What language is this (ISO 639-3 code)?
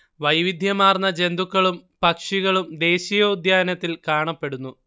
mal